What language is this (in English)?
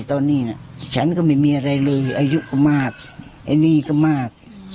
Thai